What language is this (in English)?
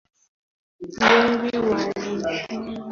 Swahili